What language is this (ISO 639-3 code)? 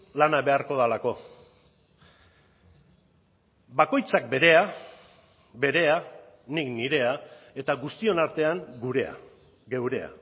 eus